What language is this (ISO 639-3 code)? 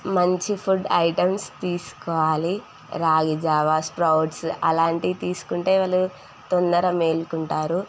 tel